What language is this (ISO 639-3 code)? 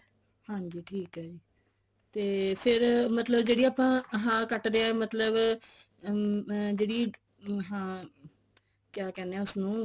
pan